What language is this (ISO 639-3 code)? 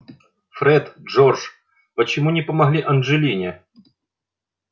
rus